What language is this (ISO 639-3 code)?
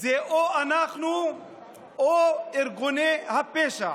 heb